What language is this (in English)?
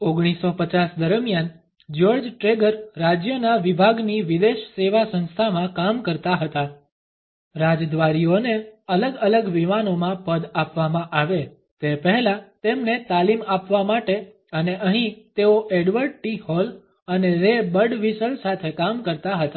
Gujarati